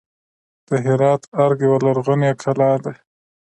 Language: Pashto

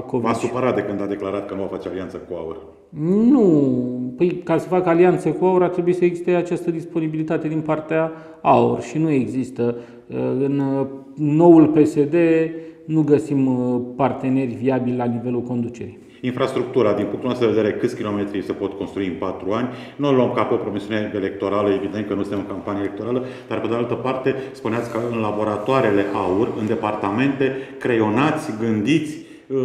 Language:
Romanian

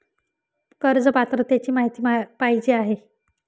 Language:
Marathi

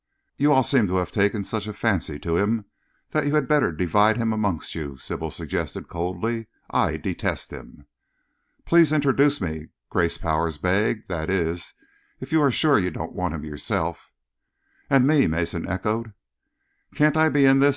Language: English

